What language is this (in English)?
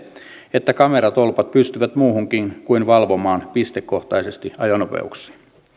Finnish